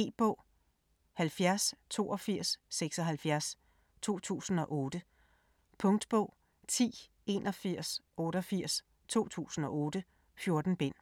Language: Danish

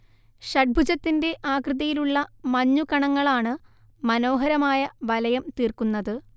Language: Malayalam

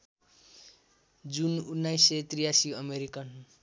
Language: Nepali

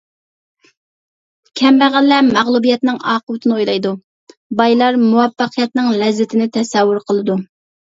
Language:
Uyghur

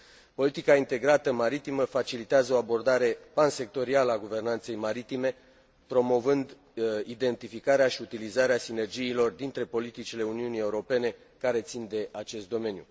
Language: Romanian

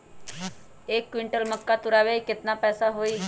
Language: Magahi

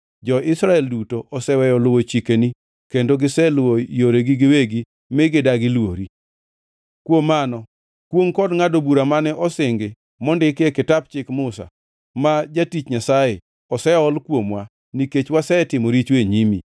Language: Luo (Kenya and Tanzania)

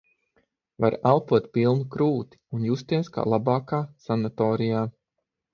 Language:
Latvian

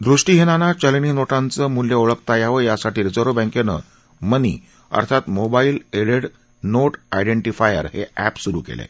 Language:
Marathi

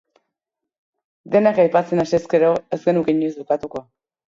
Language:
Basque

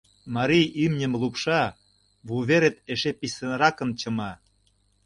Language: Mari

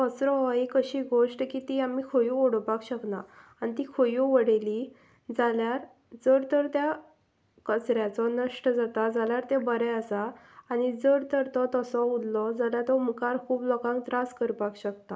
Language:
Konkani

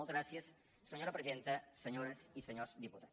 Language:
Catalan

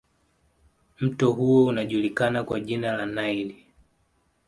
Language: Swahili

